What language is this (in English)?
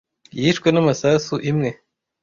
Kinyarwanda